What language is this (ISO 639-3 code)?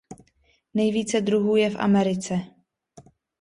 ces